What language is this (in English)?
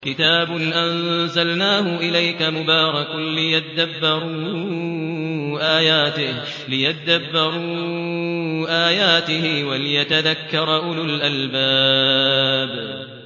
Arabic